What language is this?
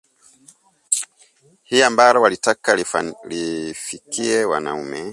Swahili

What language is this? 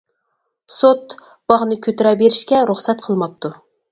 Uyghur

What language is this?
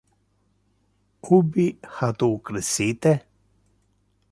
Interlingua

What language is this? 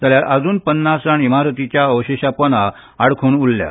Konkani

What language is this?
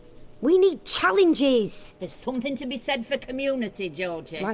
English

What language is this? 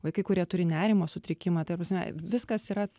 Lithuanian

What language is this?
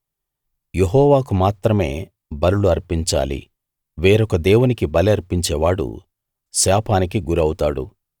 Telugu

